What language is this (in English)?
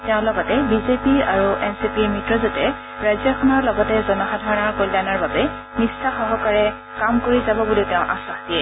Assamese